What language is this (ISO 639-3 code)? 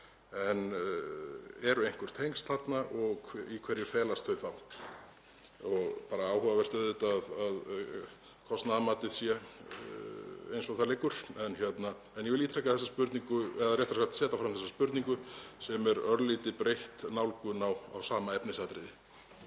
isl